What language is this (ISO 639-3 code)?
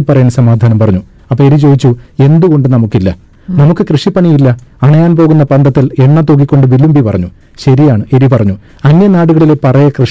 mal